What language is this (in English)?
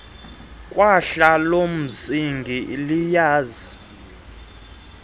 Xhosa